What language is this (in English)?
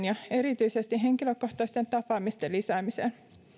Finnish